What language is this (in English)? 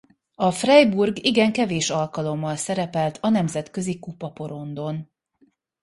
Hungarian